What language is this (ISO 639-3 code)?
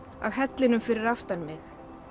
isl